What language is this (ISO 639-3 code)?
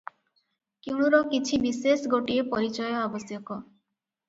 ori